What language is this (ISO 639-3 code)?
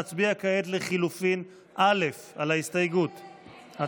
heb